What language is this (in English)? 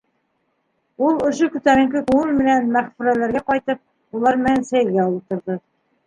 Bashkir